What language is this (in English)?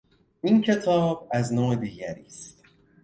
Persian